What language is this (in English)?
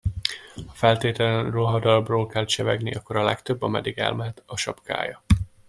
Hungarian